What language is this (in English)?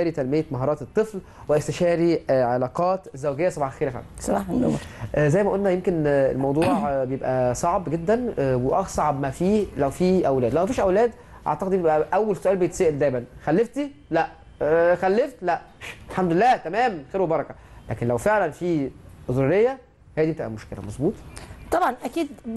Arabic